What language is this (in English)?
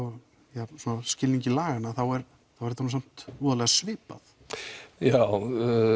Icelandic